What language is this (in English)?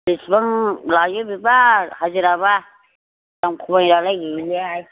Bodo